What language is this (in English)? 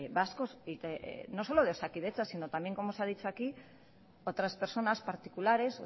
Spanish